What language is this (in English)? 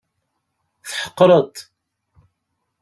Kabyle